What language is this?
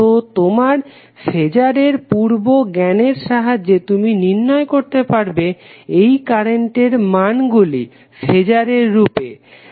Bangla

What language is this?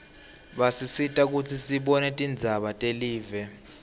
Swati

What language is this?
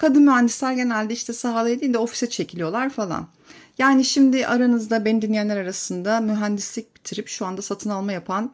Turkish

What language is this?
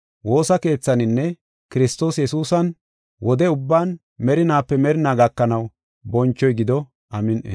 Gofa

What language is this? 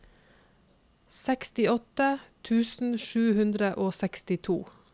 Norwegian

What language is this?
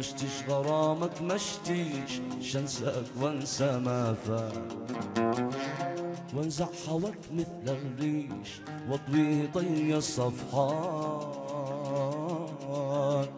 Arabic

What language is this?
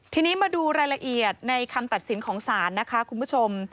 Thai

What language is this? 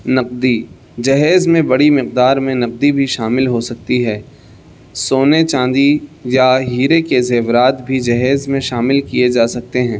Urdu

